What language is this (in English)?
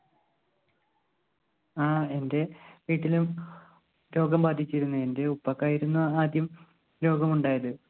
Malayalam